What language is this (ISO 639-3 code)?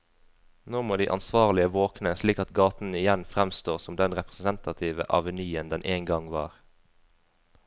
nor